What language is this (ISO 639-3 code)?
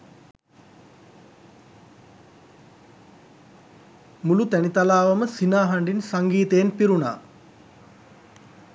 sin